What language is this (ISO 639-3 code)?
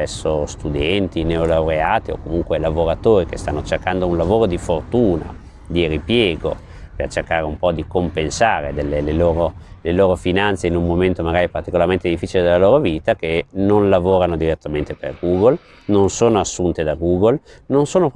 ita